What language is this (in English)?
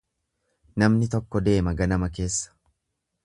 Oromo